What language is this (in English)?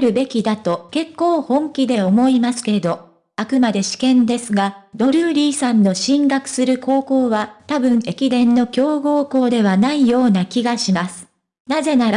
Japanese